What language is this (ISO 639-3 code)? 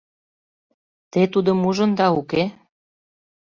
chm